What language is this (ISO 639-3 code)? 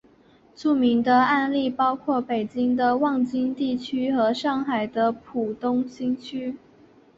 zho